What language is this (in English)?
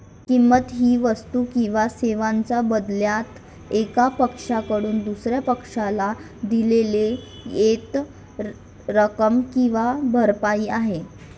Marathi